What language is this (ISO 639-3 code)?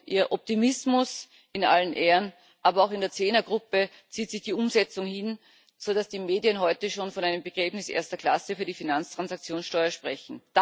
deu